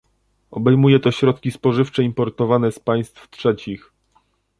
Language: Polish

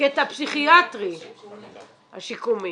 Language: Hebrew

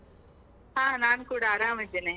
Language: Kannada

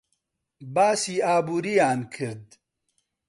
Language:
Central Kurdish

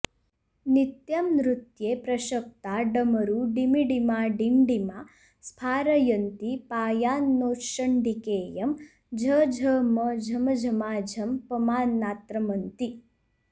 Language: Sanskrit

